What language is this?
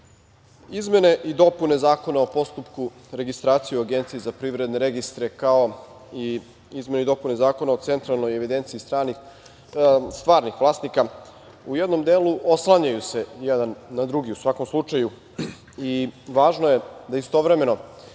Serbian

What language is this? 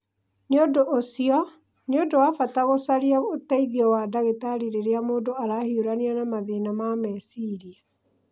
Kikuyu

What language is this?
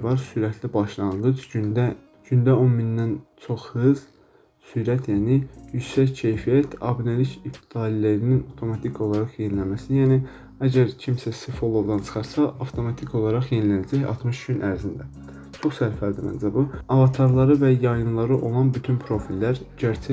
Turkish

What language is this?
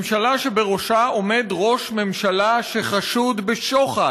Hebrew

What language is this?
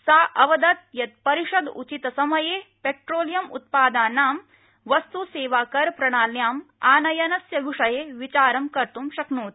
Sanskrit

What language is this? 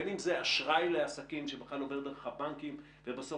Hebrew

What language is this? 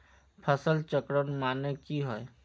Magahi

